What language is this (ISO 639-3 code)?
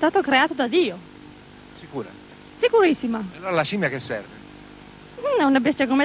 ita